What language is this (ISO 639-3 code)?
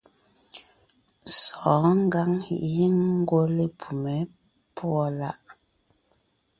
nnh